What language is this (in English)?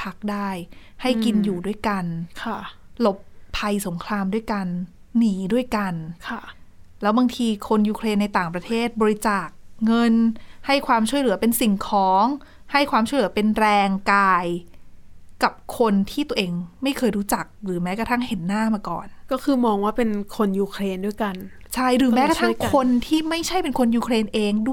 Thai